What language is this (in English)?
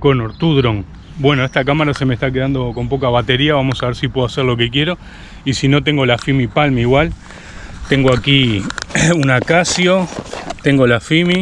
Spanish